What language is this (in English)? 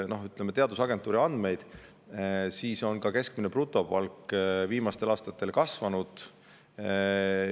Estonian